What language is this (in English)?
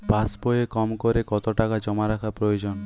Bangla